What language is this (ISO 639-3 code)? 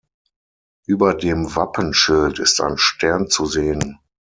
deu